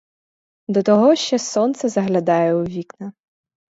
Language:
Ukrainian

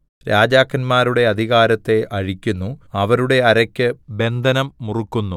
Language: Malayalam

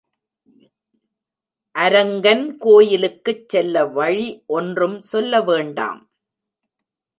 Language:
Tamil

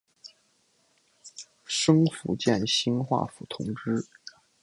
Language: Chinese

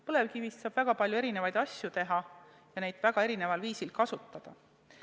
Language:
Estonian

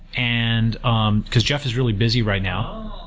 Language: English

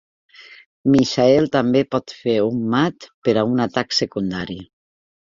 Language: Catalan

